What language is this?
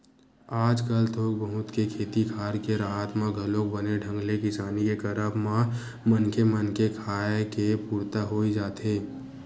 Chhattisgarhi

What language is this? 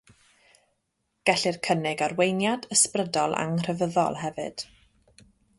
Welsh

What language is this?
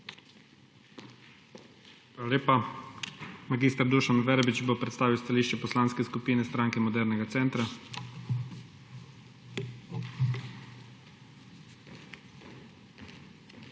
Slovenian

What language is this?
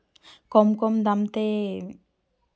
Santali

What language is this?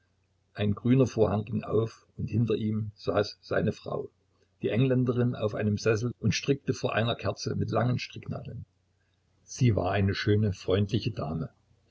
German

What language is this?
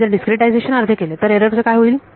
Marathi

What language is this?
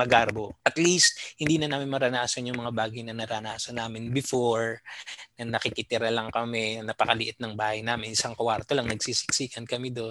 Filipino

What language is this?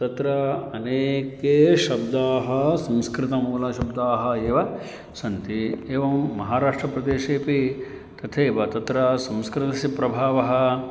Sanskrit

